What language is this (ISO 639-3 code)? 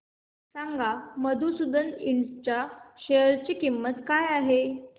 mar